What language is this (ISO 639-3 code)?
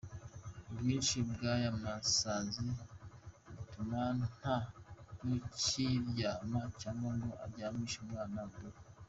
kin